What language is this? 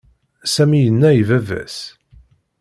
Kabyle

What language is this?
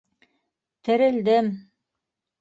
Bashkir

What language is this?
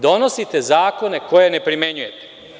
Serbian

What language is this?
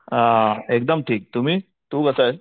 Marathi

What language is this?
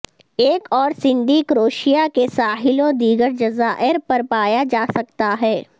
Urdu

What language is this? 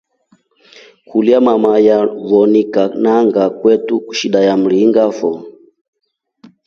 Rombo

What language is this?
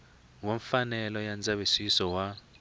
Tsonga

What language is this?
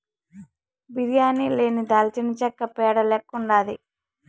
Telugu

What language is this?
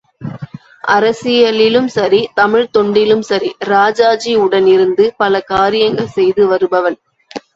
Tamil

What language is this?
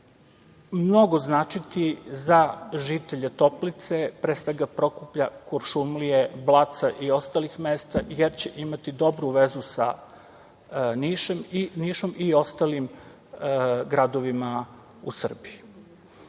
Serbian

